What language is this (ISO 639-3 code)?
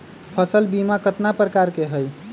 mag